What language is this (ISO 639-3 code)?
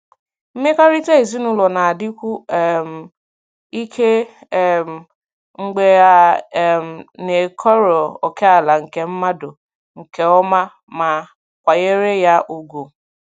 ibo